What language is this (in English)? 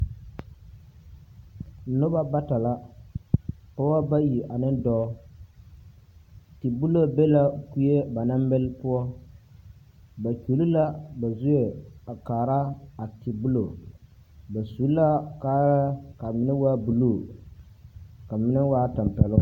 Southern Dagaare